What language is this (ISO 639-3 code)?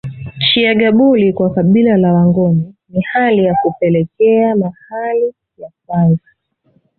swa